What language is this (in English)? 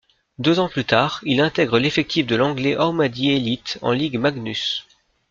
French